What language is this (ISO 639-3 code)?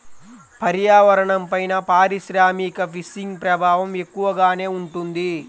tel